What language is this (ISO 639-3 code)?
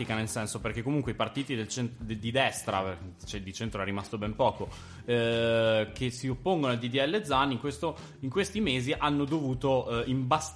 ita